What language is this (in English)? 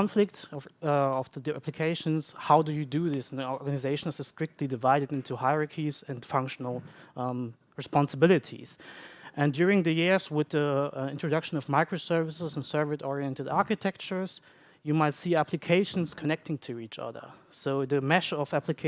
English